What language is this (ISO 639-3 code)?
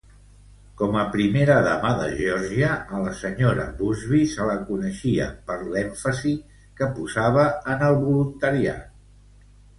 cat